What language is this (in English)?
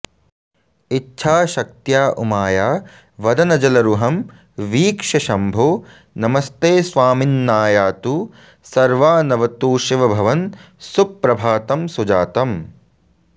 Sanskrit